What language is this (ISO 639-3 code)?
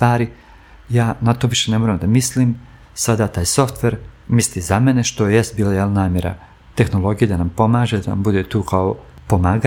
hrv